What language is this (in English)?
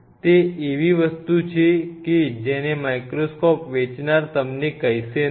Gujarati